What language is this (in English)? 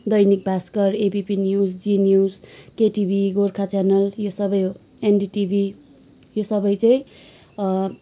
Nepali